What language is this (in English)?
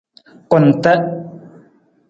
Nawdm